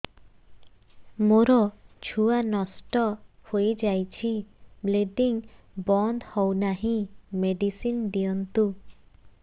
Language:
Odia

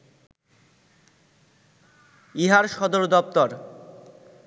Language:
Bangla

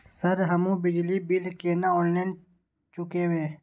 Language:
Maithili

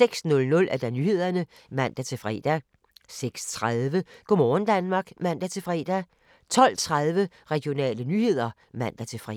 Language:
Danish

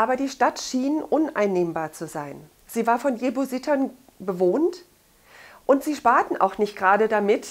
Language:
German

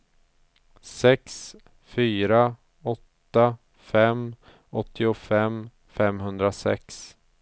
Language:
Swedish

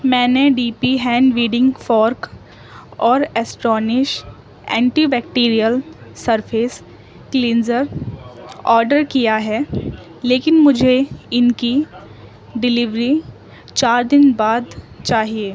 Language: Urdu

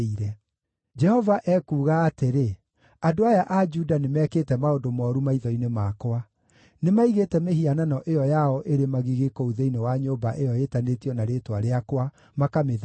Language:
Kikuyu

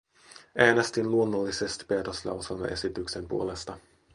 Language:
Finnish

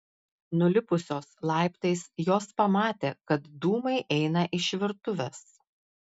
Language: Lithuanian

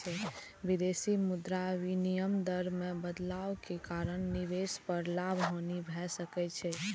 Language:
Maithili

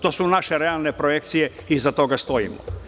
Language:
Serbian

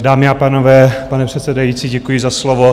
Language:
Czech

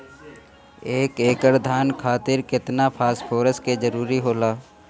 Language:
Bhojpuri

